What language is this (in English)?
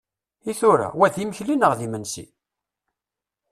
Kabyle